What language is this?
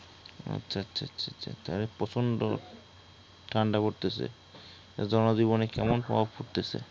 Bangla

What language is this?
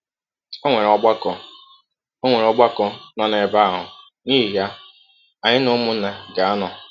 Igbo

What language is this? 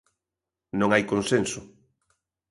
Galician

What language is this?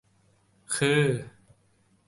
Thai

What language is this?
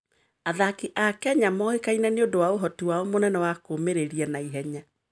Kikuyu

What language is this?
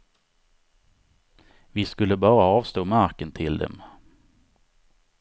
Swedish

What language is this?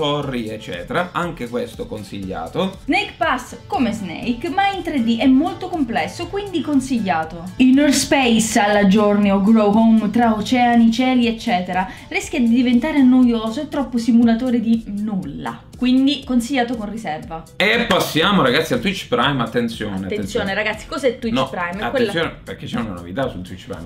Italian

